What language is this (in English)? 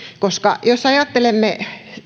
Finnish